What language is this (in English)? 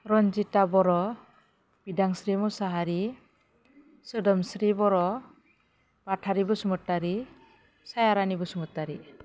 Bodo